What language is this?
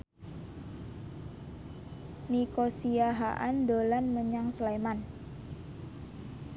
Javanese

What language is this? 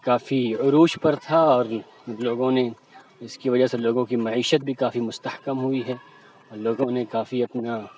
Urdu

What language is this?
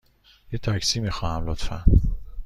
Persian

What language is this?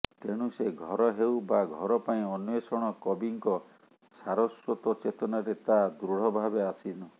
Odia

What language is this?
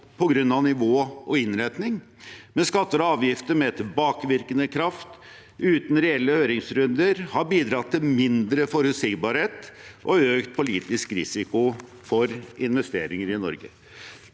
Norwegian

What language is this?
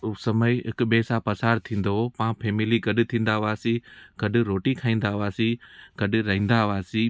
Sindhi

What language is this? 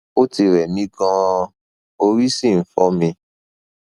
Yoruba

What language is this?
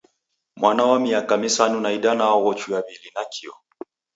Taita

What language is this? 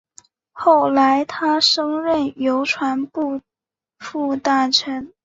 Chinese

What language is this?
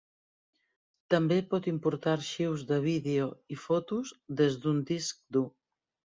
Catalan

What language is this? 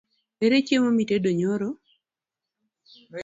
Luo (Kenya and Tanzania)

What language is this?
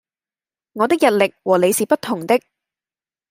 Cantonese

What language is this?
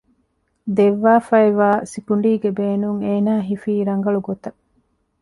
Divehi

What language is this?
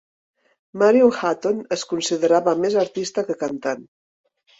Catalan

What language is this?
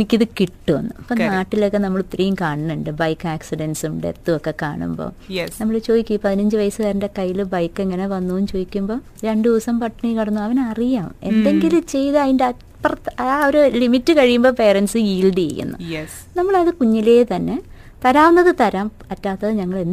Malayalam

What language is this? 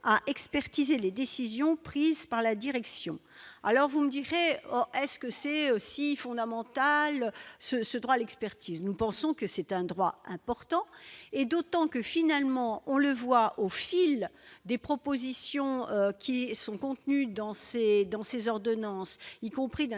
French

